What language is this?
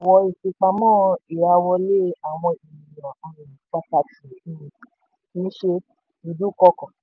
Yoruba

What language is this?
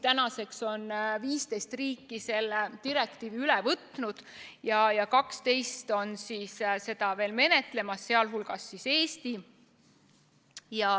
Estonian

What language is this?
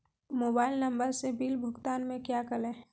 Magahi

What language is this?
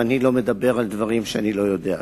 Hebrew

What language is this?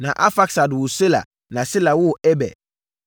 Akan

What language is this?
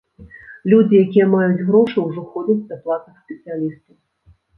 Belarusian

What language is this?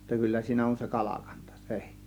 Finnish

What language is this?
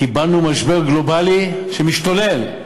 Hebrew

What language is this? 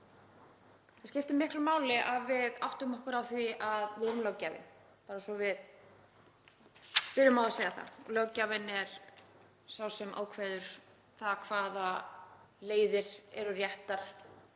Icelandic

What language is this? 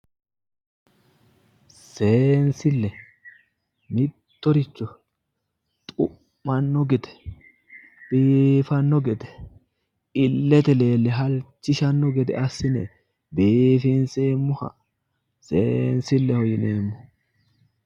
Sidamo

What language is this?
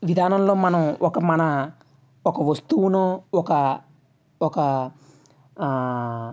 Telugu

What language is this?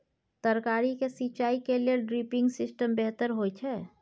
Maithili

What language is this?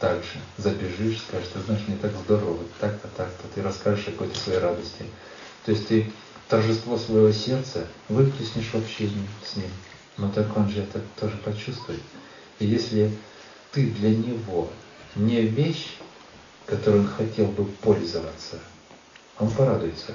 Russian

